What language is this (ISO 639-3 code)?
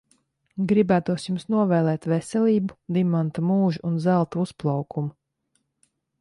lav